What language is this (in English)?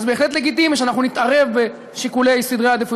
Hebrew